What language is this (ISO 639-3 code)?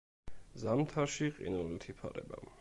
kat